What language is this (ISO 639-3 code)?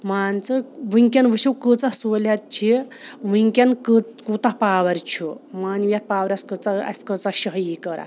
kas